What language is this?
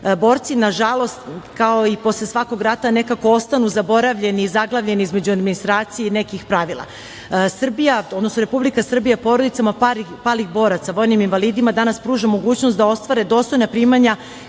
Serbian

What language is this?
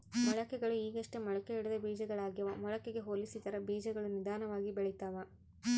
Kannada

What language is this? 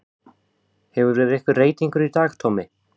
Icelandic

